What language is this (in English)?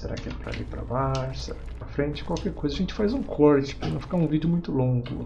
Portuguese